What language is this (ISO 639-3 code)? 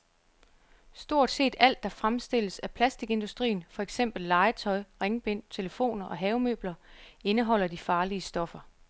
dan